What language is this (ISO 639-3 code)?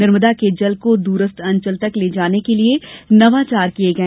hin